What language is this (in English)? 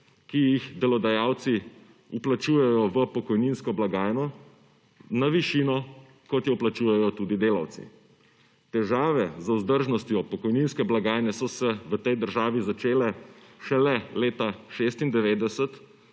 Slovenian